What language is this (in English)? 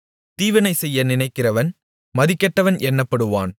Tamil